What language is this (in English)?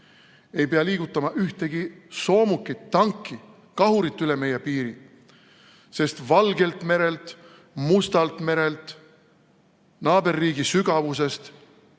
Estonian